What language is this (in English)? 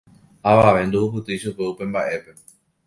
Guarani